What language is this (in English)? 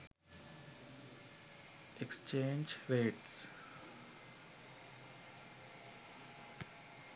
Sinhala